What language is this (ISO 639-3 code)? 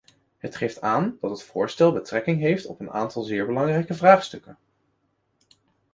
nld